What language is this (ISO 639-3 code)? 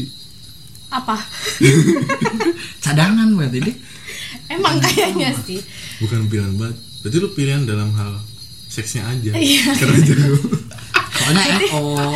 ind